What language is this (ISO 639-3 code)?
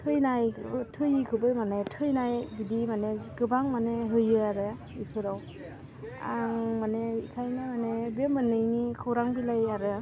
brx